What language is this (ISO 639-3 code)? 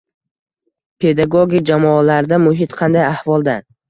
uzb